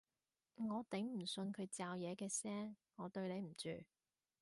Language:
Cantonese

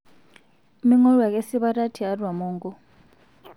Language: Masai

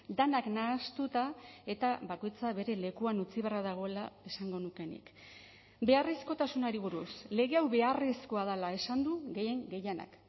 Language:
Basque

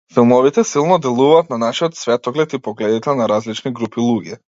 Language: Macedonian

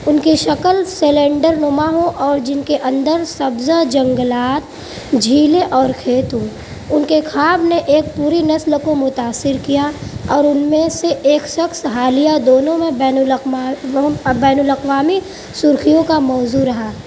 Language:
Urdu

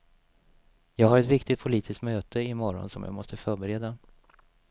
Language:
Swedish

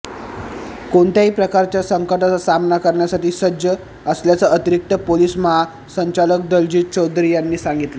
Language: Marathi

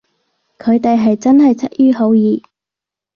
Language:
Cantonese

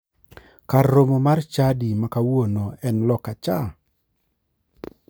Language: Luo (Kenya and Tanzania)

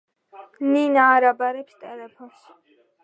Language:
Georgian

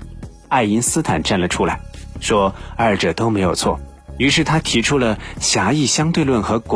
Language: Chinese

